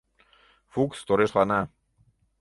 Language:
Mari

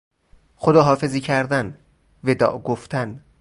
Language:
Persian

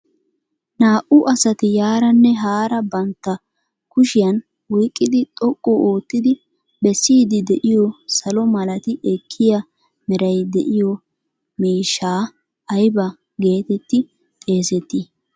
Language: Wolaytta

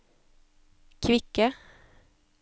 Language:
Norwegian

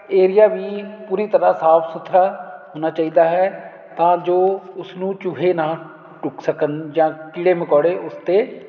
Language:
Punjabi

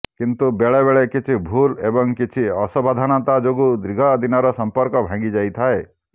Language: Odia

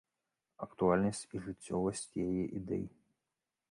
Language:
Belarusian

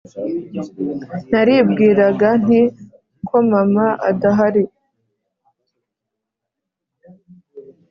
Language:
Kinyarwanda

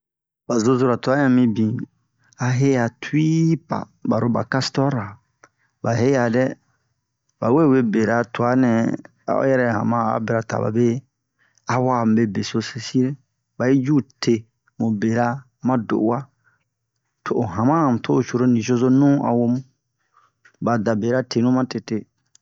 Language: Bomu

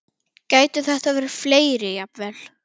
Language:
Icelandic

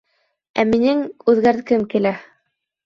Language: Bashkir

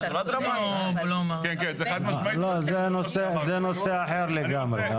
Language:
Hebrew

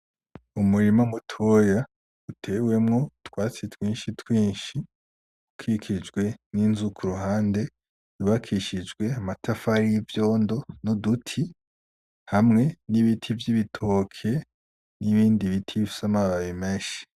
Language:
Rundi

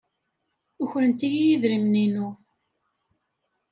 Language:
Kabyle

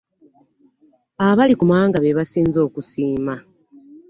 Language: Ganda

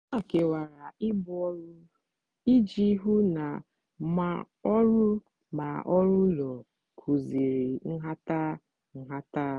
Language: Igbo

